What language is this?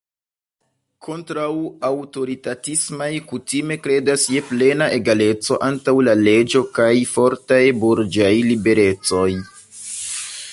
Esperanto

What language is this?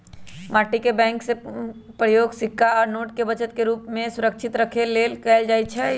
Magahi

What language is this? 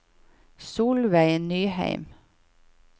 Norwegian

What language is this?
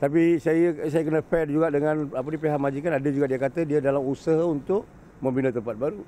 Malay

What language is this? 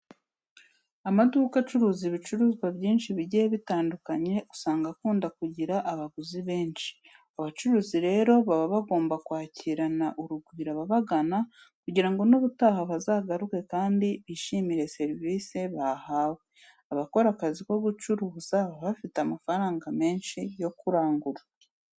Kinyarwanda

